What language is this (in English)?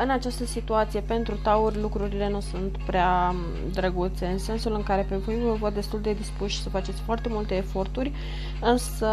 Romanian